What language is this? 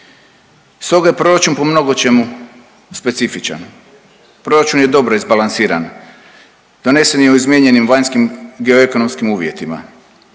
Croatian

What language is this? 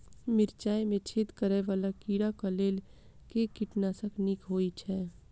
Maithili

